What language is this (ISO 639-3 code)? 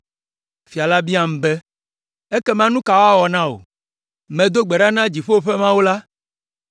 ewe